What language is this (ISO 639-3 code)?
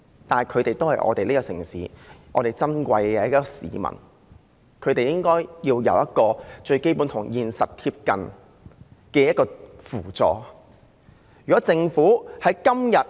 yue